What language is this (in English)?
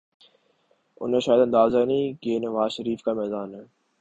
Urdu